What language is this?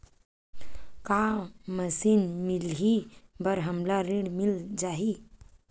Chhattisgarhi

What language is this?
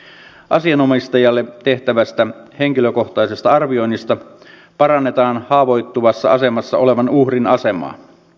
Finnish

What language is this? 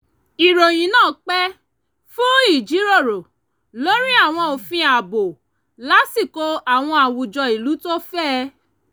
Yoruba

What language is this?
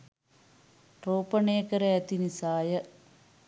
Sinhala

